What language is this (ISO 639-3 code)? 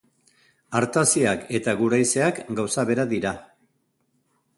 eus